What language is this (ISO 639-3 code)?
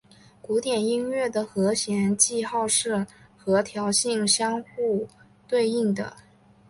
zho